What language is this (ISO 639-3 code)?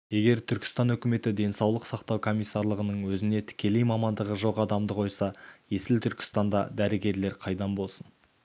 kaz